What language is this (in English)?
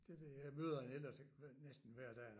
Danish